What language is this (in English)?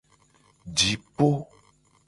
Gen